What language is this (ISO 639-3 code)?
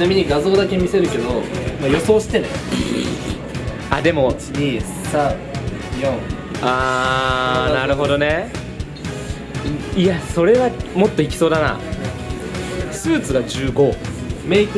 jpn